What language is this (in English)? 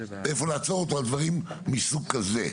Hebrew